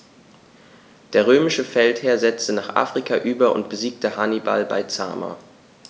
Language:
German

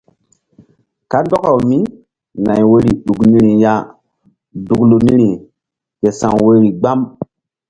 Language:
Mbum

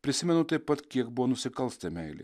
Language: Lithuanian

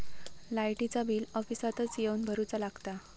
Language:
Marathi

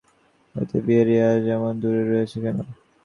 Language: Bangla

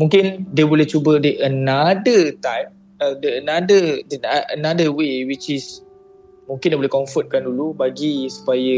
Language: Malay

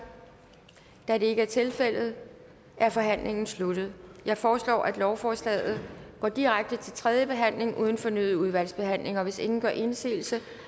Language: Danish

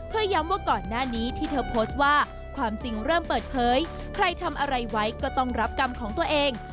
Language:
Thai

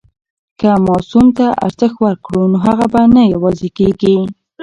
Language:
Pashto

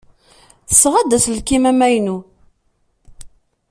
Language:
Kabyle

